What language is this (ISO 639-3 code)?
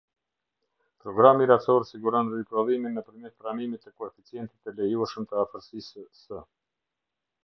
sqi